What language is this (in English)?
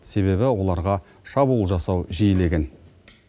Kazakh